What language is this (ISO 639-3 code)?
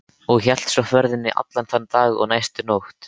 isl